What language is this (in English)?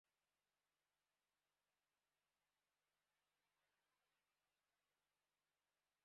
Occitan